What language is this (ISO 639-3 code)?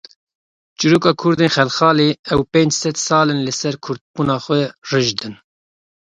kur